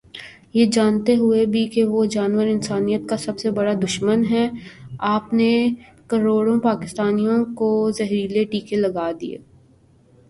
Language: Urdu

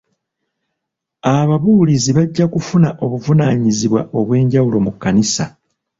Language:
Ganda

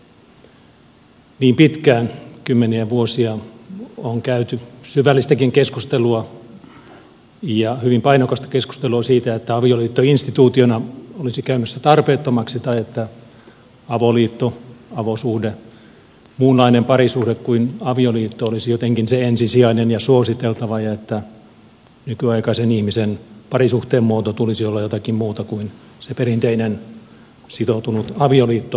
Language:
Finnish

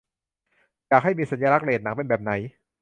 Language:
Thai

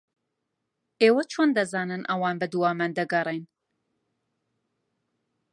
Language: Central Kurdish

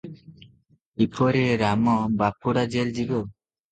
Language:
Odia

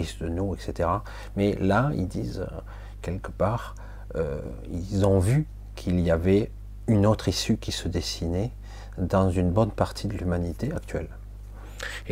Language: French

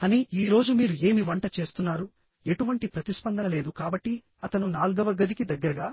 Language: Telugu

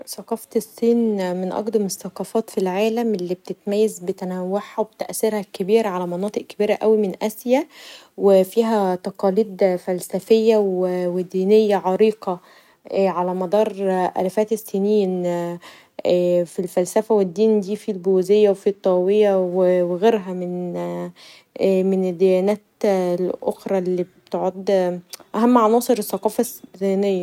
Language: Egyptian Arabic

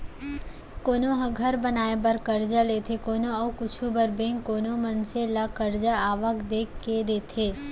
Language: Chhattisgarhi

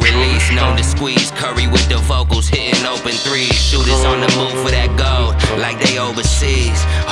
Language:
English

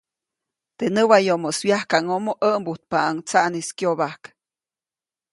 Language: Copainalá Zoque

